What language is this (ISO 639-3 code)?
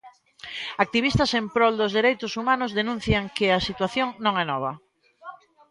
glg